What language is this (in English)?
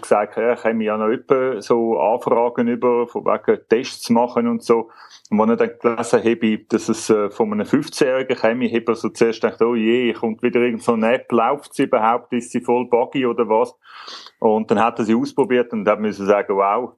German